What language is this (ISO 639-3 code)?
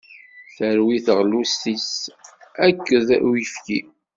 kab